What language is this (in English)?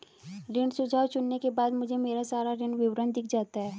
Hindi